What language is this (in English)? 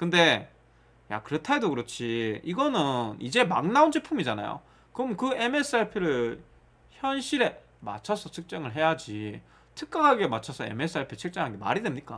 Korean